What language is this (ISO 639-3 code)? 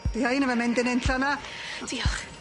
cym